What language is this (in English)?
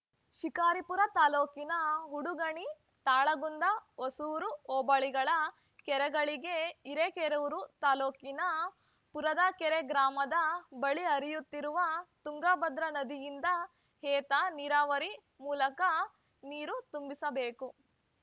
Kannada